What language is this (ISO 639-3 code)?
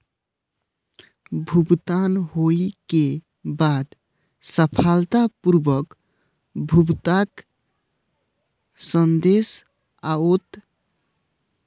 mai